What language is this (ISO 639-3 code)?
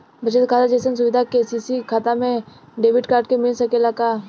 bho